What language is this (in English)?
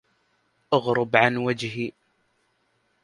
Arabic